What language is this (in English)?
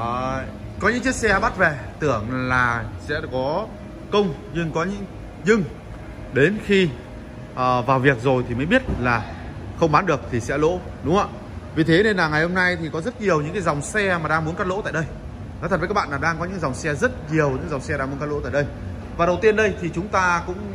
Vietnamese